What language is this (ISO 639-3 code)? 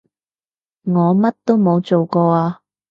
yue